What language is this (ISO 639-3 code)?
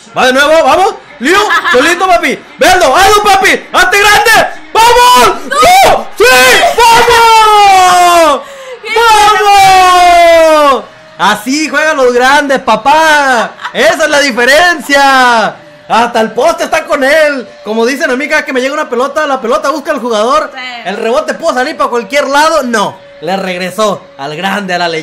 spa